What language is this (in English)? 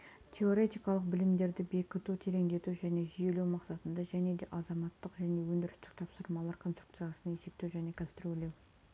Kazakh